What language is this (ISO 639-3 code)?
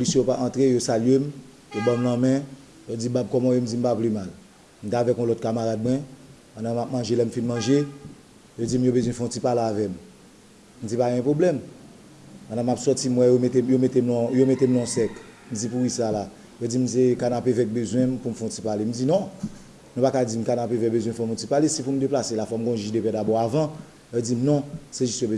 fra